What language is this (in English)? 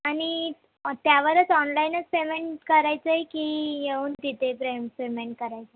Marathi